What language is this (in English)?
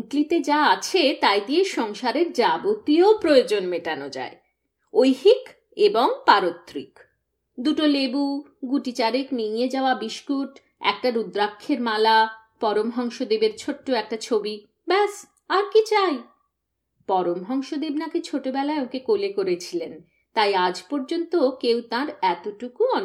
Bangla